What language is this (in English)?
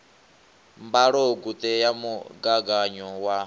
Venda